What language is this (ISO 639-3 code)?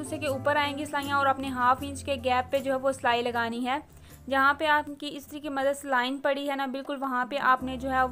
hin